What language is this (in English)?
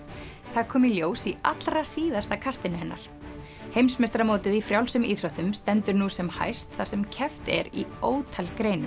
Icelandic